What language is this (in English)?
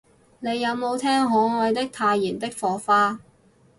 Cantonese